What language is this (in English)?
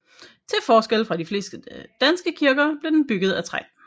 Danish